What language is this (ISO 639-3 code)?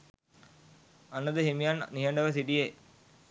sin